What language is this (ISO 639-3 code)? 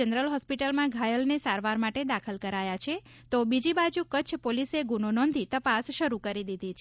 guj